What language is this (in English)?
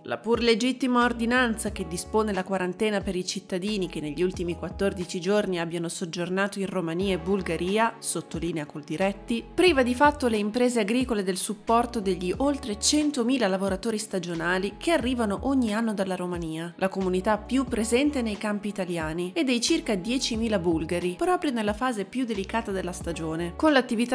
Italian